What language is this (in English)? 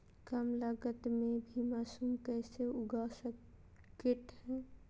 Magahi